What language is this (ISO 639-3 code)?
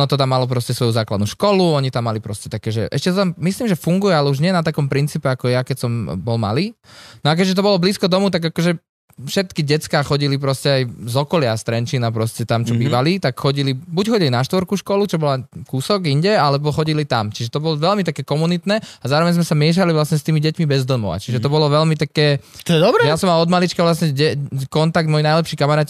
slk